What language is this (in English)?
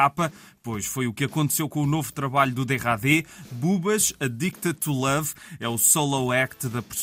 Portuguese